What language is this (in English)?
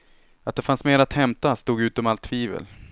Swedish